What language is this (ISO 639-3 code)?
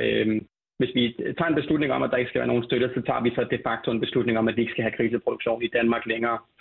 dan